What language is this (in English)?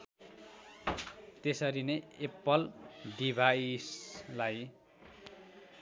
Nepali